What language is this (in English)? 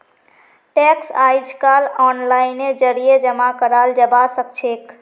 Magahi